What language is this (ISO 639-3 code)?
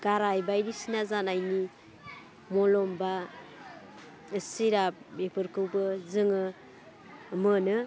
brx